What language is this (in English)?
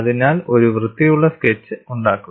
Malayalam